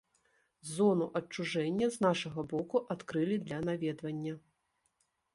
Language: Belarusian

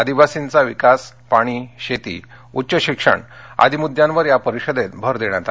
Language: Marathi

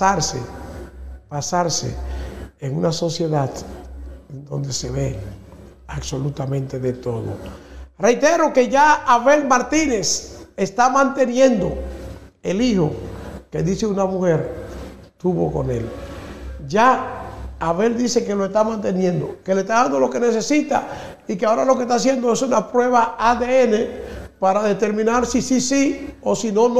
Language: Spanish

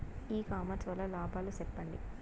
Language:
Telugu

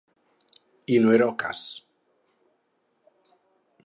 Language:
Catalan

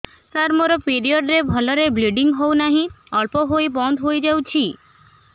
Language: Odia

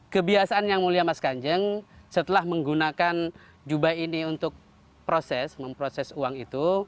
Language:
Indonesian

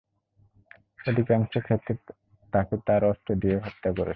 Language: Bangla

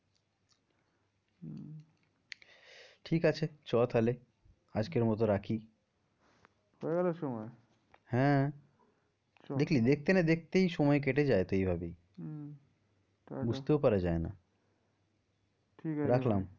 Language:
Bangla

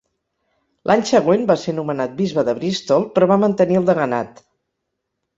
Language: Catalan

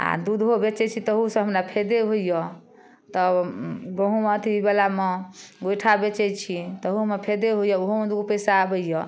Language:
Maithili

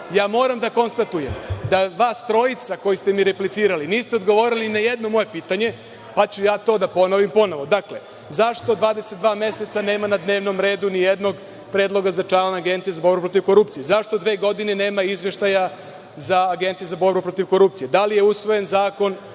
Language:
Serbian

